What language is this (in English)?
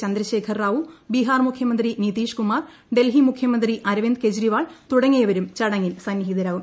Malayalam